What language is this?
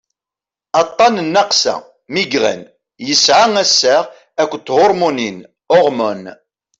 Kabyle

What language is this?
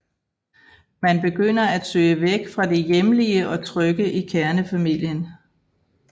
Danish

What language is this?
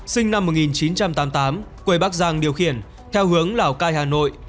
Vietnamese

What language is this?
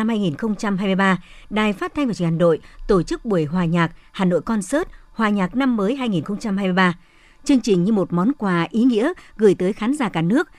Vietnamese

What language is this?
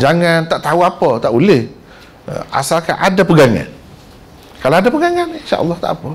Malay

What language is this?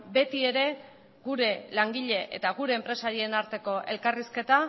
Basque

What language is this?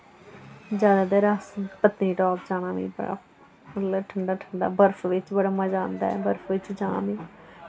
Dogri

